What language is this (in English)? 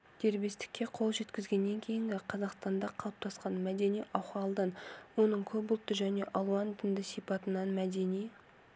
Kazakh